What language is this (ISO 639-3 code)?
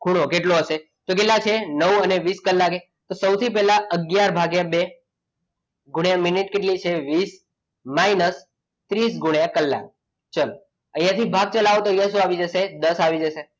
guj